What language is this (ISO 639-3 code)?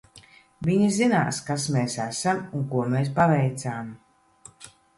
lav